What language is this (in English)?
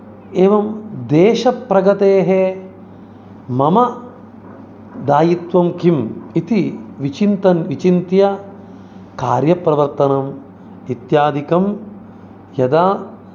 Sanskrit